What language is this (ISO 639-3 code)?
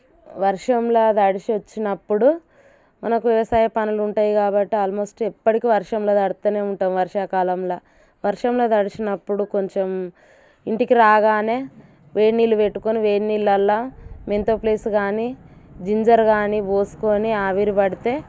tel